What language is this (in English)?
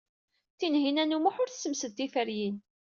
Kabyle